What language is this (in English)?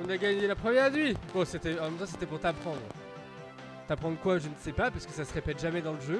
French